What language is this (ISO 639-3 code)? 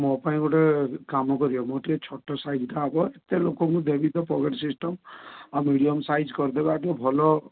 ori